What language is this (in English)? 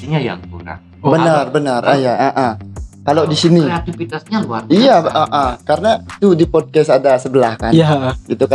Indonesian